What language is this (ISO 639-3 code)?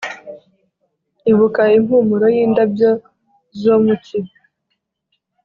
kin